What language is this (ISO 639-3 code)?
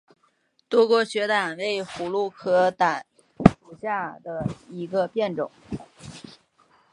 zho